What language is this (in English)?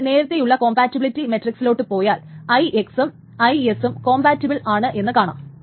Malayalam